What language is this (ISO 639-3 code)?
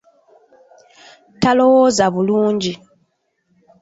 lug